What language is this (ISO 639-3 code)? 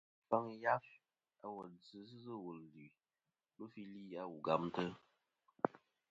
bkm